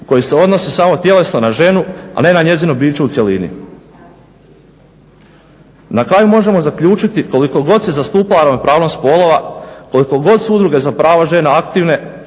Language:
Croatian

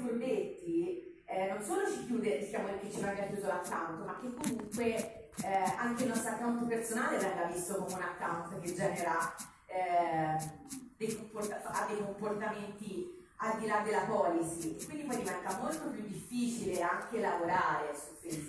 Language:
Italian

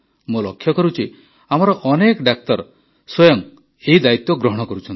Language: Odia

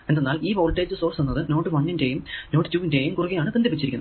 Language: Malayalam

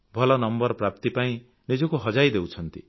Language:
Odia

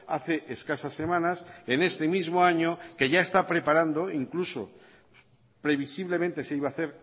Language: Spanish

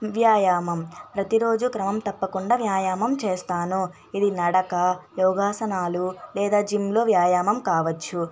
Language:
Telugu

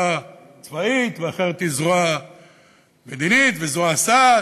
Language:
Hebrew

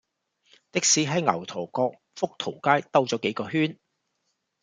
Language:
Cantonese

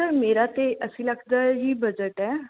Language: Punjabi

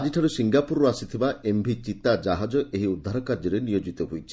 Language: Odia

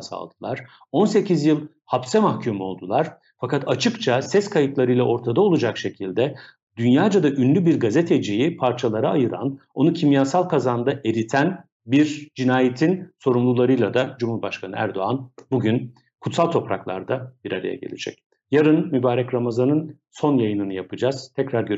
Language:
Turkish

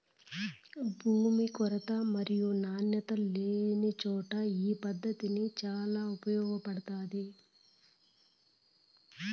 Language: Telugu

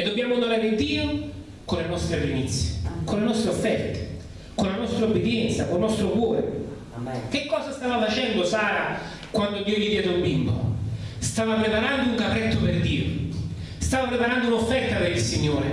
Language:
Italian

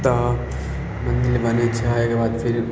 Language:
Maithili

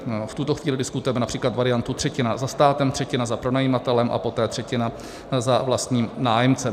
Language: Czech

